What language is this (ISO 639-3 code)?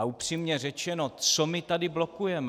ces